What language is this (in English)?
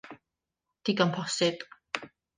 Welsh